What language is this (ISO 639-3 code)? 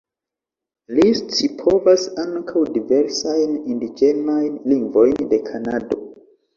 epo